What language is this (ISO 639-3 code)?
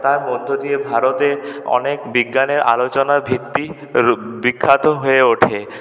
ben